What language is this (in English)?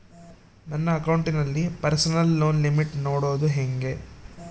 Kannada